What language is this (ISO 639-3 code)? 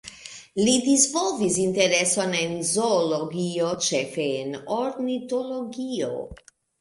epo